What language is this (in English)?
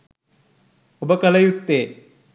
Sinhala